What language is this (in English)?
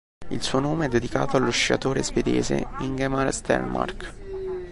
Italian